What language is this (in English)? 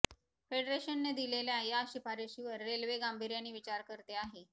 Marathi